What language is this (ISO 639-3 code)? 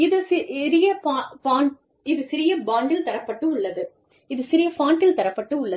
tam